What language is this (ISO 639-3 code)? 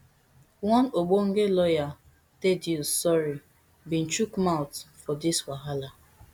pcm